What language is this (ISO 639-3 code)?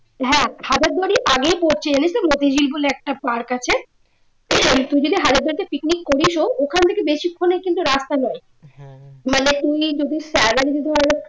ben